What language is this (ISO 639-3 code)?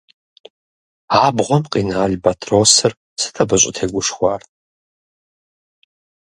kbd